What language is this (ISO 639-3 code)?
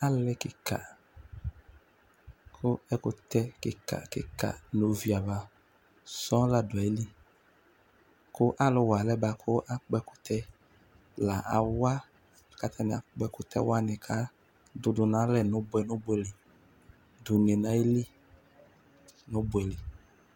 kpo